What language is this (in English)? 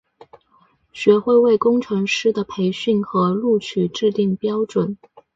Chinese